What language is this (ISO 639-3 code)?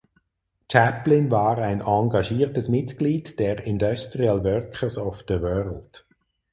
deu